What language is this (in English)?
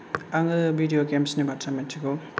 Bodo